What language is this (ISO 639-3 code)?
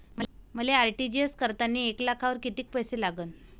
mar